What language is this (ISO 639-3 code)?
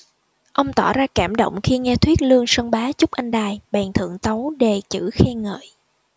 vie